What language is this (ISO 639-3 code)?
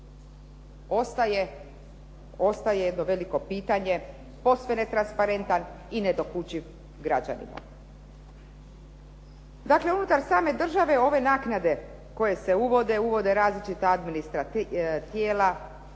hrv